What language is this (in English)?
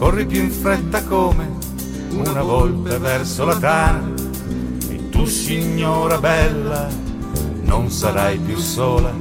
Italian